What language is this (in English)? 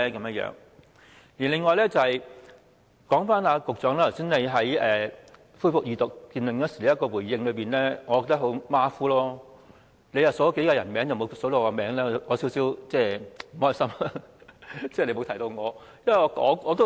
Cantonese